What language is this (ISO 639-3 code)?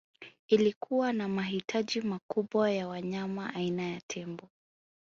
swa